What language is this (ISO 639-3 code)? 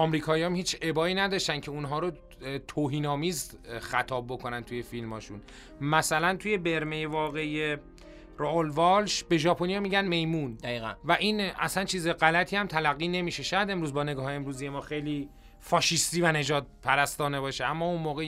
fas